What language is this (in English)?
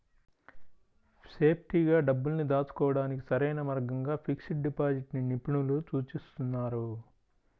Telugu